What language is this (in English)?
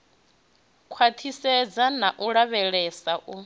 Venda